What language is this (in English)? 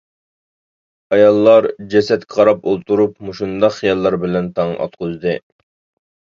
Uyghur